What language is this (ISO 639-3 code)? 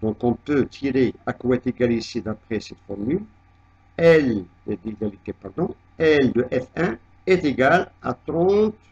fra